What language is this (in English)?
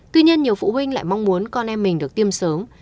Vietnamese